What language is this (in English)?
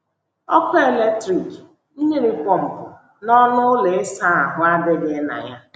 Igbo